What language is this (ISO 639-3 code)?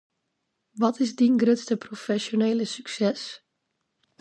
fry